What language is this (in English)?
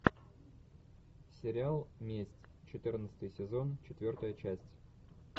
Russian